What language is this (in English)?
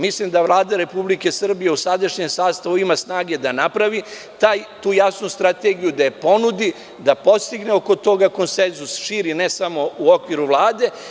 Serbian